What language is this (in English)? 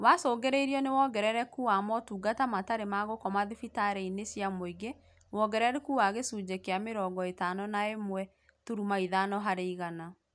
Kikuyu